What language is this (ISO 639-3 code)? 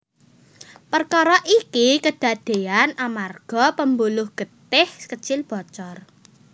jav